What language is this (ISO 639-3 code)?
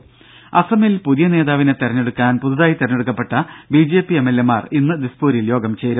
mal